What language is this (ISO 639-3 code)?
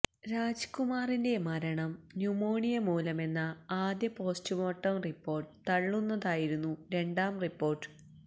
mal